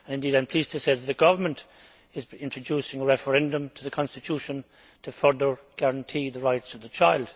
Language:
English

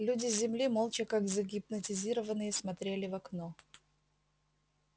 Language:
Russian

